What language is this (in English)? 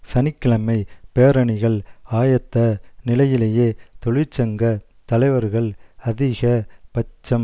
Tamil